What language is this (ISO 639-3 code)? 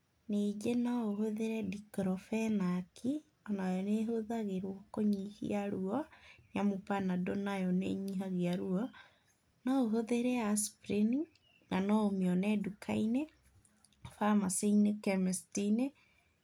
kik